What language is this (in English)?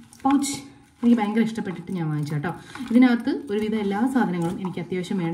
Malayalam